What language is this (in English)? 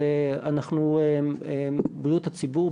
Hebrew